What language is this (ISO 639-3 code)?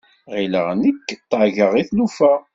kab